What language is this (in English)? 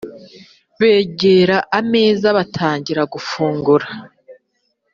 Kinyarwanda